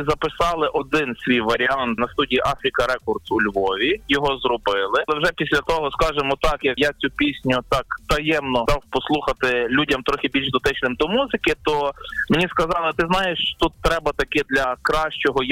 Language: Ukrainian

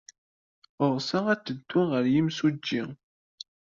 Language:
Kabyle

